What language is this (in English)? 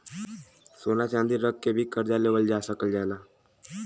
Bhojpuri